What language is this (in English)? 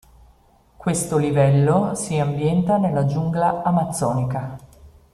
Italian